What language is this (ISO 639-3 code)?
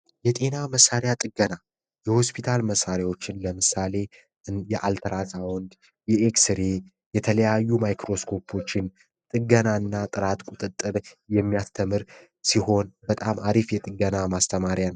amh